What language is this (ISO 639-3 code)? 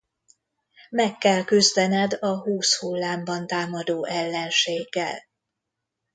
hun